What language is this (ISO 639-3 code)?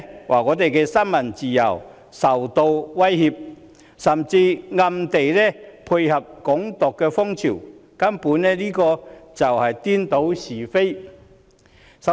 yue